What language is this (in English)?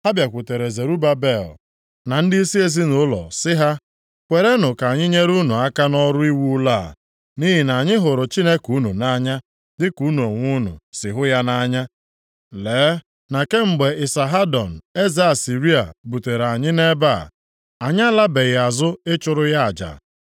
Igbo